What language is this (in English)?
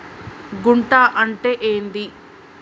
Telugu